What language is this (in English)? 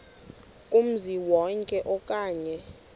Xhosa